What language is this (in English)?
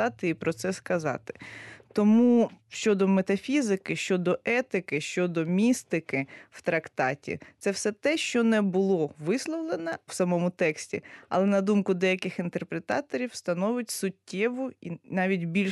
Ukrainian